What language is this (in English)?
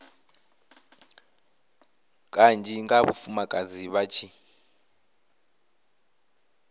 Venda